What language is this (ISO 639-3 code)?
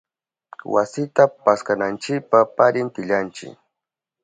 qup